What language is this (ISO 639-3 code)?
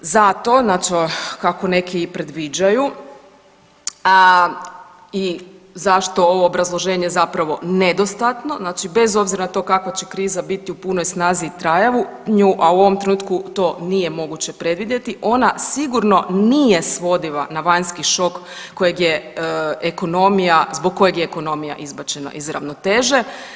hrv